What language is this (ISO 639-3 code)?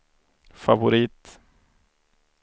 swe